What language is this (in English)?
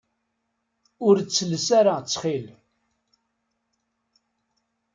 Kabyle